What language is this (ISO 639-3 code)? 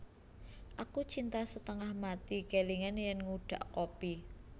jav